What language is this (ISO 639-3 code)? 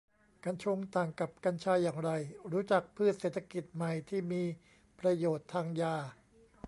tha